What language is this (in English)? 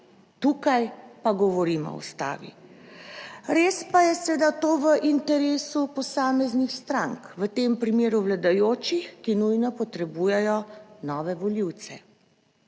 Slovenian